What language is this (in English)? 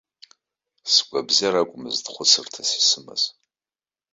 Abkhazian